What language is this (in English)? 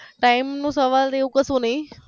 Gujarati